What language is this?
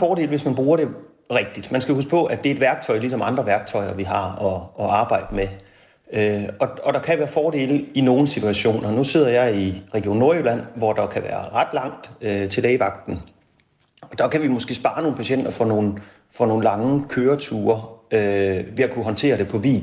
Danish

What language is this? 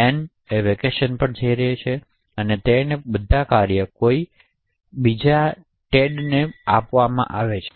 Gujarati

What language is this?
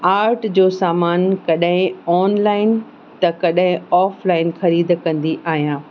Sindhi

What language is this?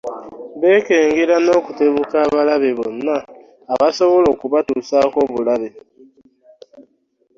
Ganda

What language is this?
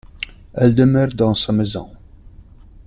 French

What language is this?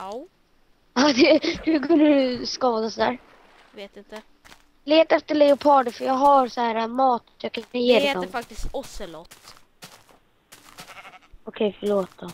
Swedish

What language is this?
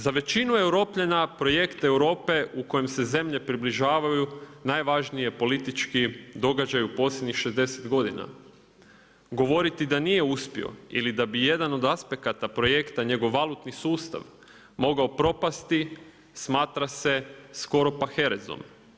Croatian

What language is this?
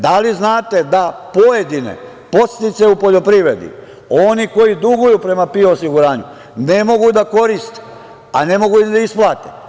Serbian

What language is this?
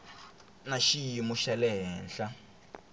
Tsonga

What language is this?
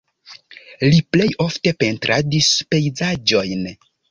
Esperanto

